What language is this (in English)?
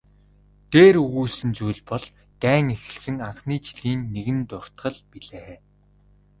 Mongolian